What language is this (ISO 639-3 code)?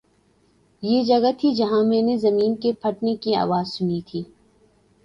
urd